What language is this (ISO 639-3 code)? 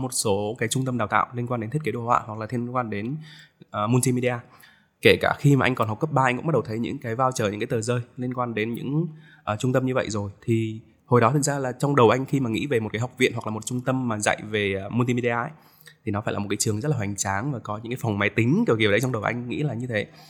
vie